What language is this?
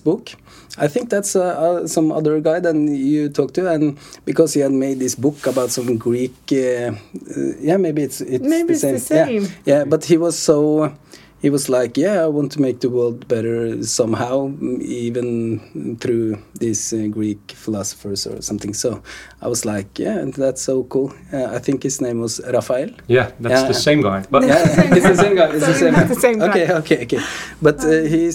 English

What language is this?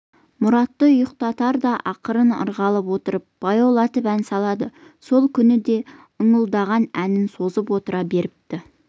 Kazakh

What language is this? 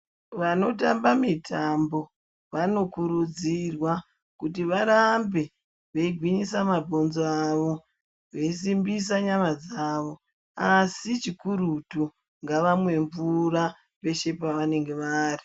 Ndau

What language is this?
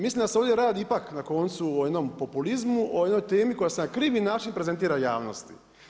Croatian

